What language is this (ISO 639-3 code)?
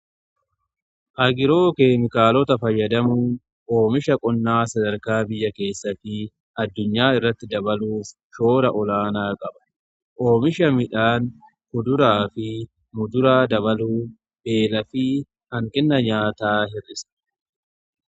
orm